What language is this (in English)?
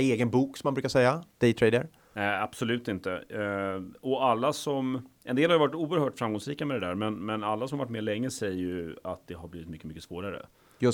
Swedish